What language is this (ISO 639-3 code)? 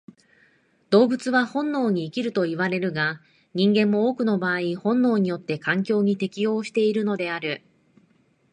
jpn